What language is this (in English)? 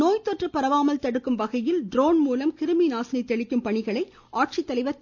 Tamil